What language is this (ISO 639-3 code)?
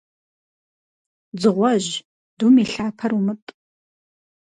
kbd